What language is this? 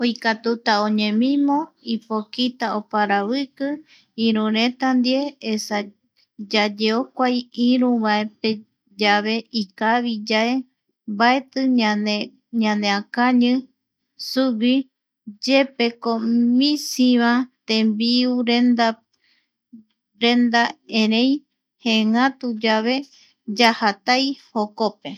Eastern Bolivian Guaraní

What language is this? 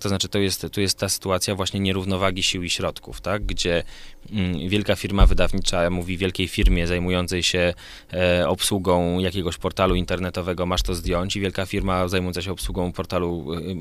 Polish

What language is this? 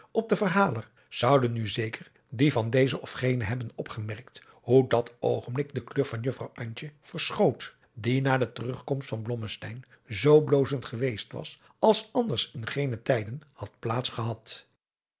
Dutch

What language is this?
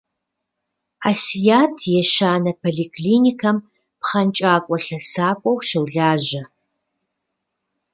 Kabardian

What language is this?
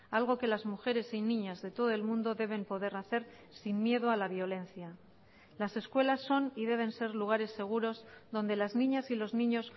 Spanish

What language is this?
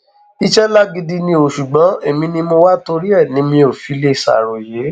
Yoruba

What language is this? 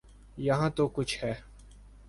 Urdu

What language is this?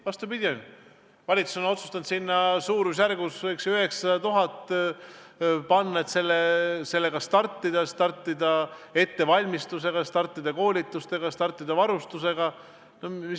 Estonian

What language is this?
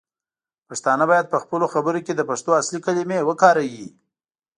Pashto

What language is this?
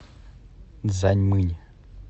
Russian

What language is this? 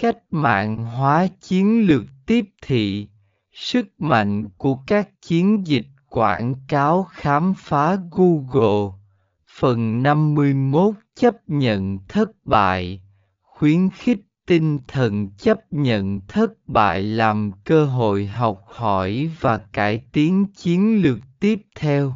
Vietnamese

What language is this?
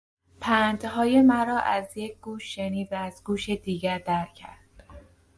Persian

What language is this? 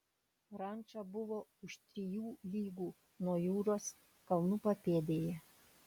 Lithuanian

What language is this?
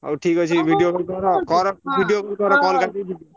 Odia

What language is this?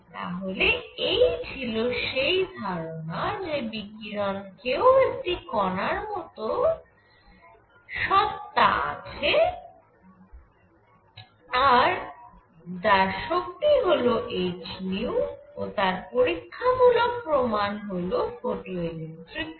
Bangla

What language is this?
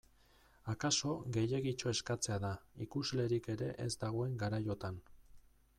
Basque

